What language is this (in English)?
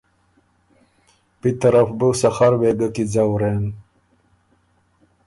Ormuri